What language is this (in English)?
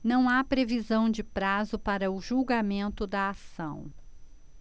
Portuguese